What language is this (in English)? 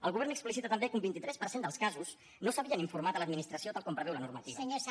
Catalan